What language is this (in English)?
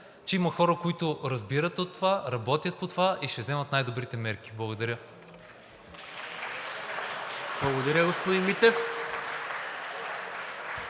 Bulgarian